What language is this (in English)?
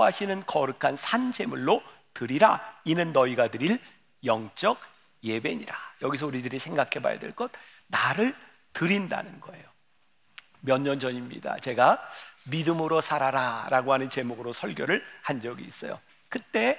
Korean